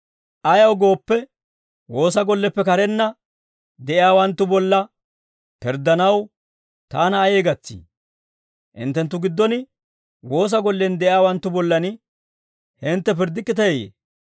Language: Dawro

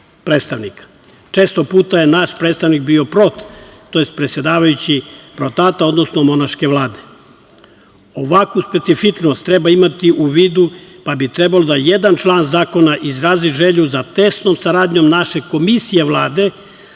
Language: Serbian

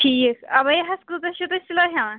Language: Kashmiri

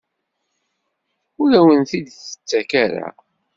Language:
Kabyle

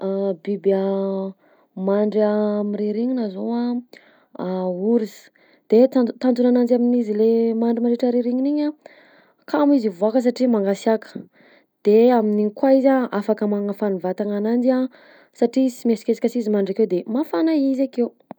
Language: Southern Betsimisaraka Malagasy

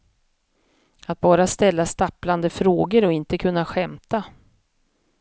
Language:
Swedish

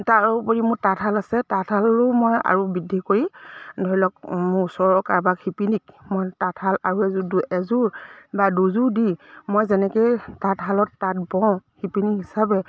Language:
Assamese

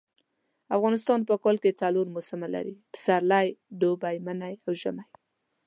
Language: Pashto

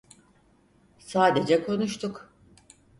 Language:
Turkish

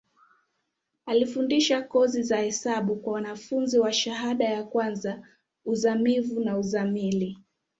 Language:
Swahili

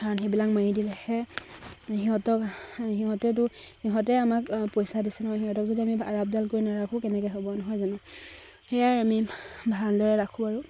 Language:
Assamese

